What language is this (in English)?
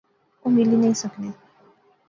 Pahari-Potwari